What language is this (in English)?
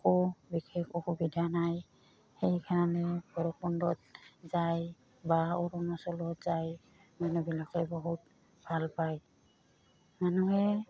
Assamese